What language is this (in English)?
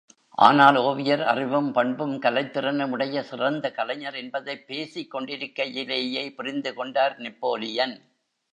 Tamil